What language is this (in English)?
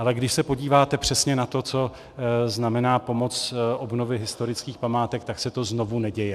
Czech